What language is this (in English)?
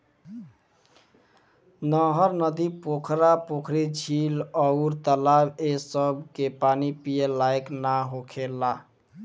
Bhojpuri